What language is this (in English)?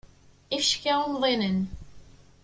Kabyle